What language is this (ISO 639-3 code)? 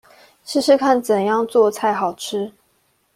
zho